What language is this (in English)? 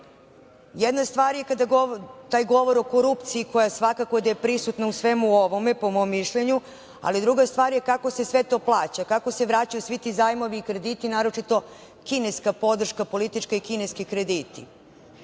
Serbian